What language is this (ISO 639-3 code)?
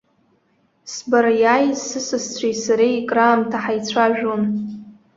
abk